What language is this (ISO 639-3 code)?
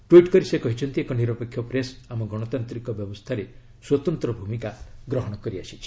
ori